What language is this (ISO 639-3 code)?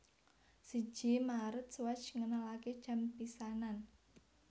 jav